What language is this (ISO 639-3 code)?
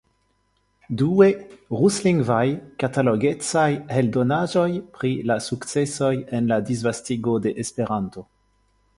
epo